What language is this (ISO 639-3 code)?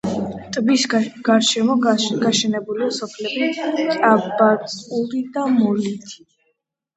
kat